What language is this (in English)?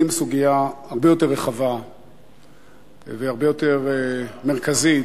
Hebrew